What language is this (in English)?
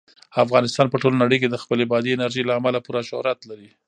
Pashto